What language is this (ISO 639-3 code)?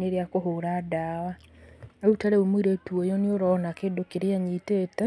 kik